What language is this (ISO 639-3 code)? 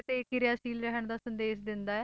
pan